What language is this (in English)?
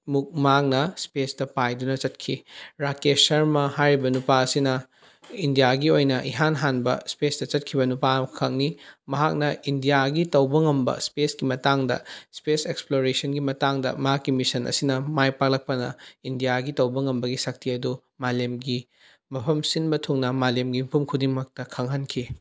Manipuri